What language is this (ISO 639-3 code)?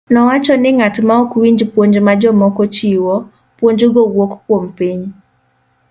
luo